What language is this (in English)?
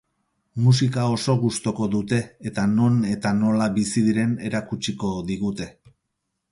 Basque